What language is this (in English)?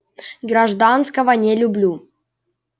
Russian